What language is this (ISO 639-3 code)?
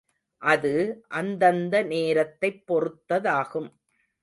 tam